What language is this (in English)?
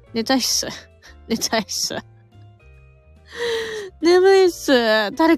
Japanese